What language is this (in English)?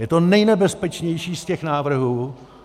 Czech